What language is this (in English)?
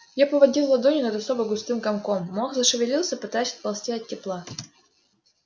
Russian